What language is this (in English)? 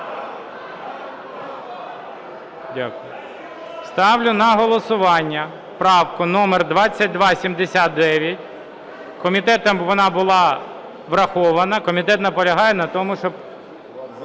Ukrainian